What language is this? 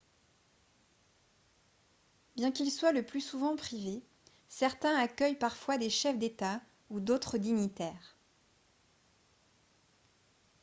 French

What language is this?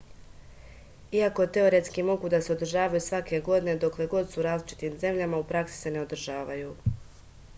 Serbian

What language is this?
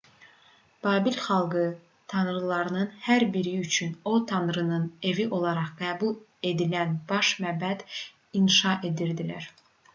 Azerbaijani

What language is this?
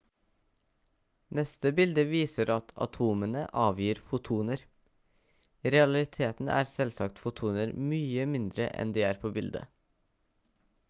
Norwegian Bokmål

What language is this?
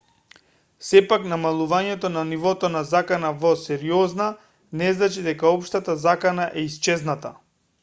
Macedonian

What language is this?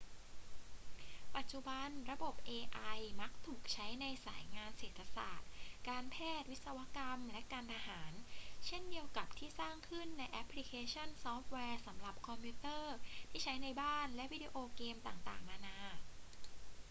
Thai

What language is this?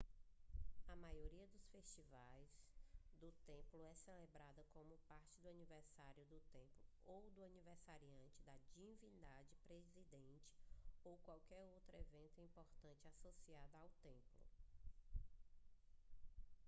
Portuguese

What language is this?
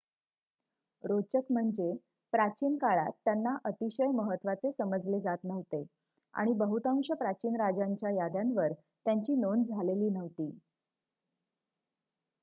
Marathi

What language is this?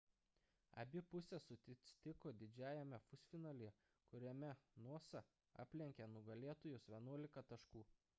Lithuanian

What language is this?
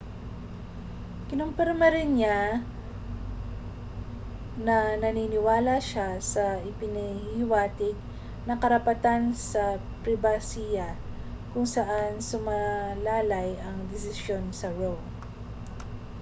Filipino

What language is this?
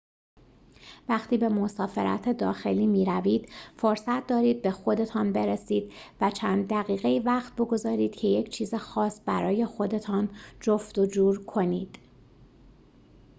Persian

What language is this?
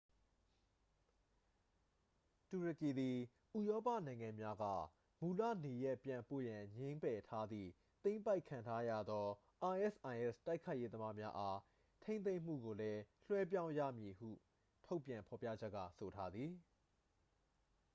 Burmese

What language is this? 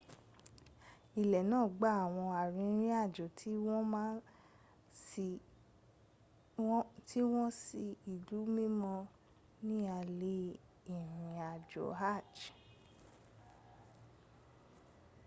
Yoruba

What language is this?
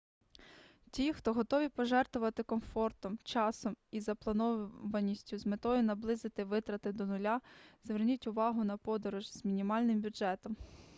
Ukrainian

